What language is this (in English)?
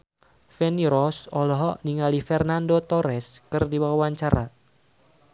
Sundanese